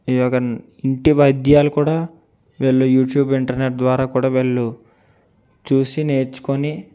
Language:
Telugu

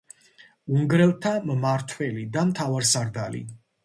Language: Georgian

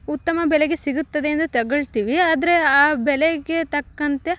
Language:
Kannada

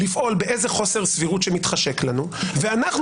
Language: Hebrew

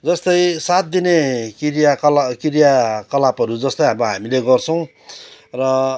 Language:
Nepali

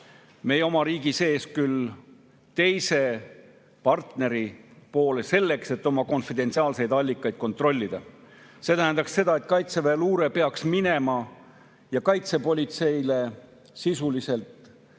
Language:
Estonian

